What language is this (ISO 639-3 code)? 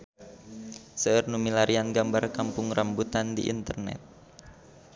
sun